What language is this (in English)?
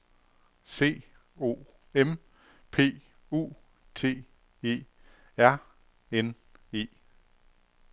Danish